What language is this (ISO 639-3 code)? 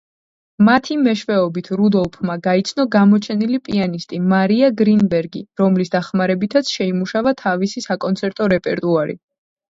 kat